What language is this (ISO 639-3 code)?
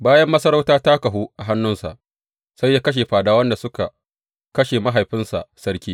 hau